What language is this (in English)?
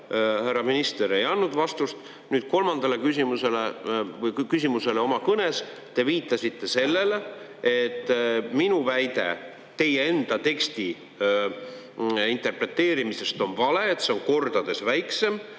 Estonian